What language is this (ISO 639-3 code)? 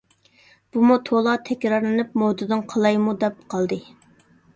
uig